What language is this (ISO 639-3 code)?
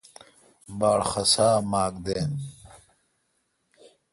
xka